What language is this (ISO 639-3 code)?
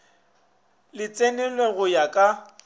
nso